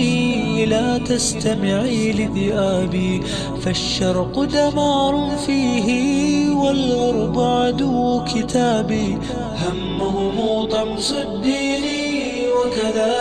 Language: Arabic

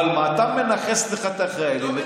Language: Hebrew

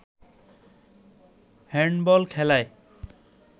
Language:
Bangla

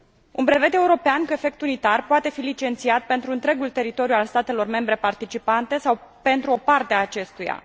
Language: Romanian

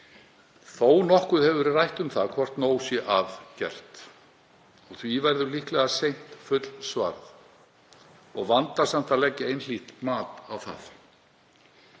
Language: Icelandic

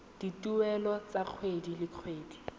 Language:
Tswana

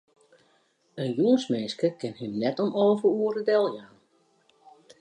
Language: Western Frisian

